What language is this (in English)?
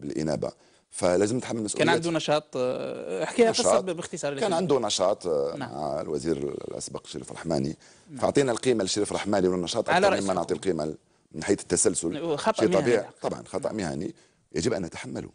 Arabic